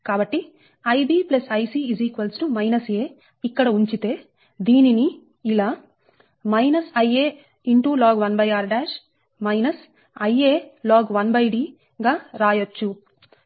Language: Telugu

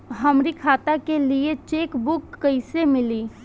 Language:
Bhojpuri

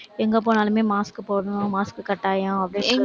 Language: Tamil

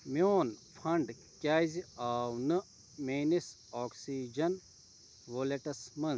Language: Kashmiri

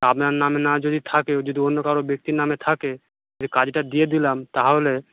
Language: Bangla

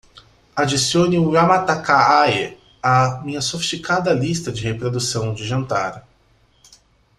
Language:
Portuguese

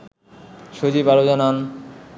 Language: Bangla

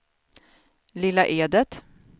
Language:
Swedish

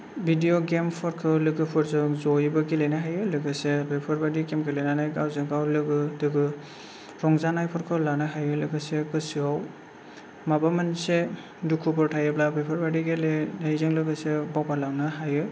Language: Bodo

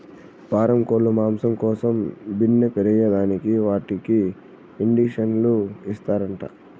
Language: Telugu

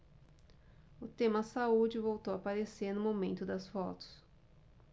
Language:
Portuguese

